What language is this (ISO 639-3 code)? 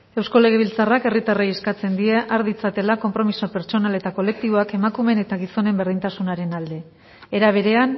eus